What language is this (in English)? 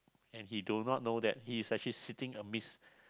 English